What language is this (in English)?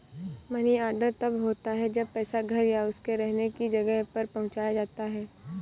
Hindi